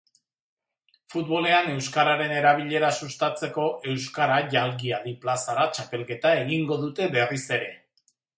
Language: Basque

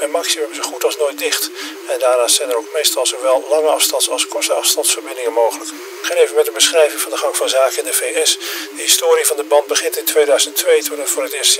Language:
Dutch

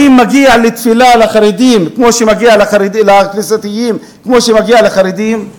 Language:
Hebrew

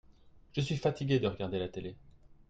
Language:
French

